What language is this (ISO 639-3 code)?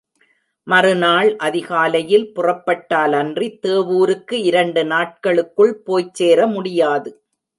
tam